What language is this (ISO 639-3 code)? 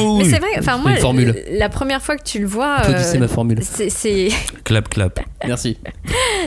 fra